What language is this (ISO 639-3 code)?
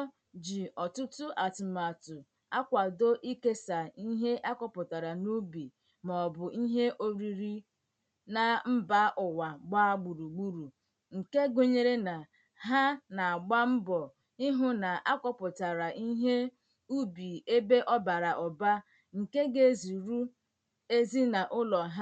ibo